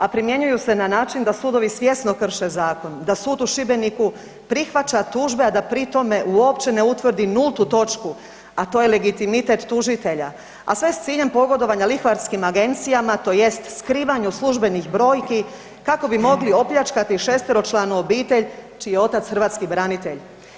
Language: Croatian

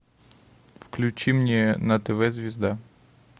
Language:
Russian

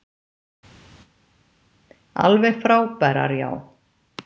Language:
Icelandic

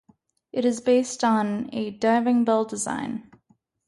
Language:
English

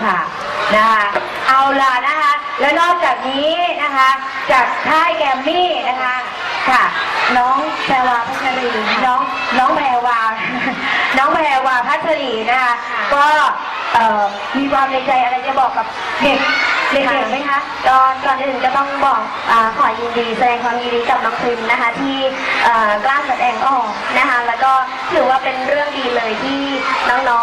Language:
Thai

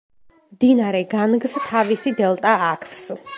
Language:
Georgian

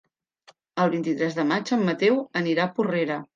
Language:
Catalan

